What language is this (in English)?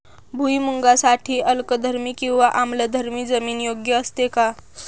Marathi